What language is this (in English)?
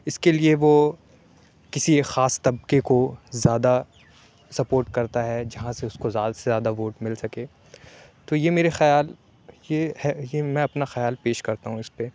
Urdu